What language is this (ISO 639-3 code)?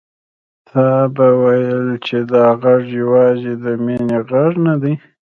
pus